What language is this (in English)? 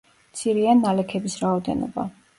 Georgian